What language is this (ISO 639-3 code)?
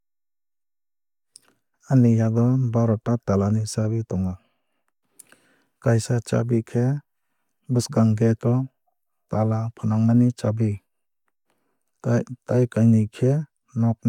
trp